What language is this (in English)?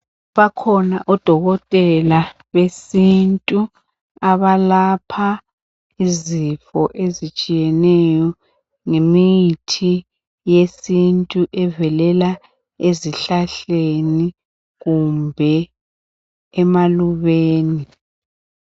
North Ndebele